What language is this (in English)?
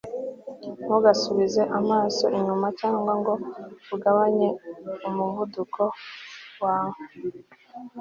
Kinyarwanda